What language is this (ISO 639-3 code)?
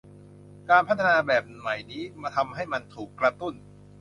tha